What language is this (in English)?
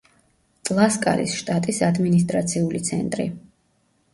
Georgian